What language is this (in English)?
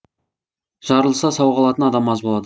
Kazakh